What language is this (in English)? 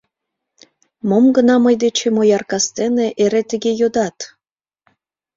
Mari